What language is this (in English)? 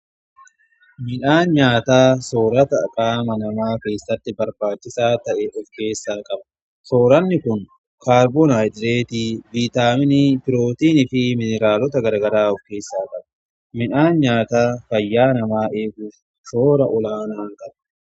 Oromo